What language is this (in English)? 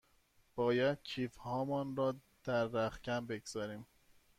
Persian